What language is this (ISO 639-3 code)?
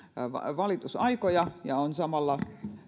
fin